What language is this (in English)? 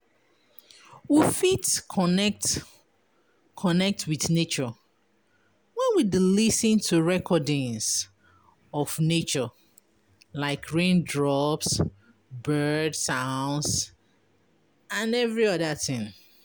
Nigerian Pidgin